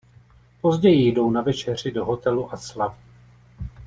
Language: Czech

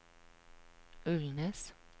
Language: Norwegian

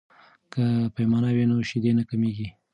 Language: Pashto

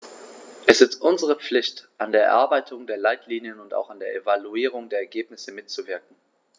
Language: German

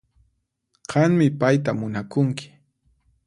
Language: Puno Quechua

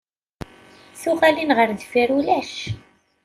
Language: Kabyle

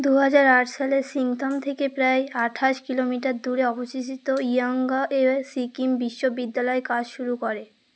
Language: Bangla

